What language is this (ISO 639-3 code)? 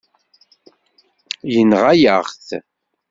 kab